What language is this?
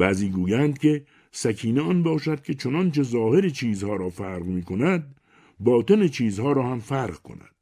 Persian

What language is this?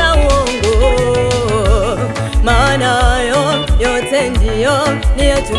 Arabic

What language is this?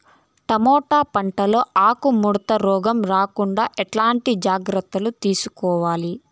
Telugu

